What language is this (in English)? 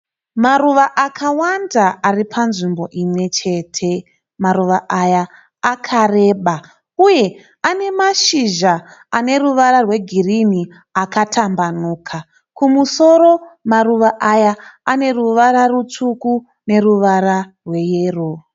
Shona